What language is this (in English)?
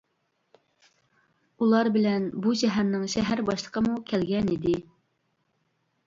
Uyghur